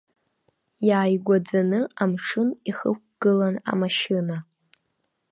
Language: Abkhazian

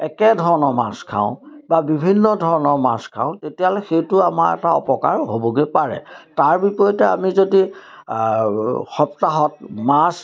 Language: Assamese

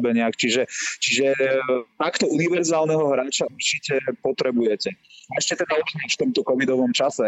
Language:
Slovak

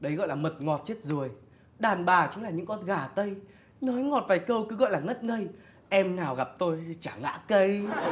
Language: Vietnamese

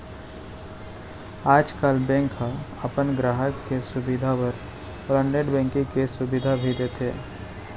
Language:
Chhattisgarhi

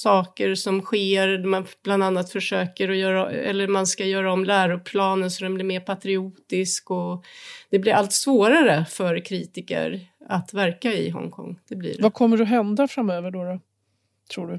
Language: Swedish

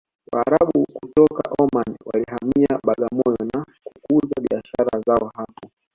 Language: Swahili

